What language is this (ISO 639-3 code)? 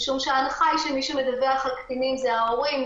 heb